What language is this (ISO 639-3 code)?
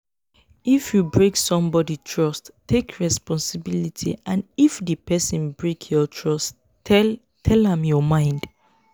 pcm